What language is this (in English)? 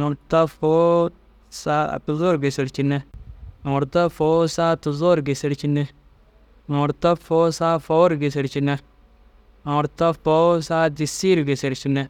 Dazaga